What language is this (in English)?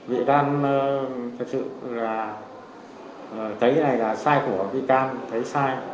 Vietnamese